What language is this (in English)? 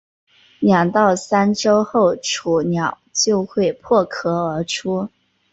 Chinese